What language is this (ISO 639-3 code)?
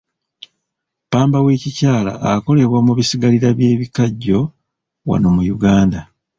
lug